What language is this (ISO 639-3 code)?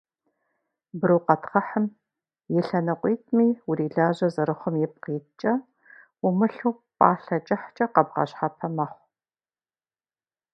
kbd